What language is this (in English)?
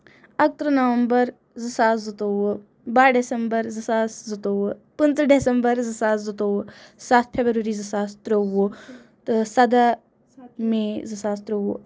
Kashmiri